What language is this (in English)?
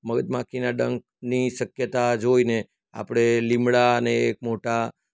Gujarati